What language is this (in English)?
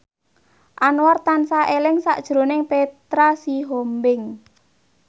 Javanese